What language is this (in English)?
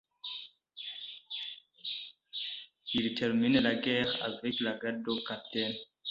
French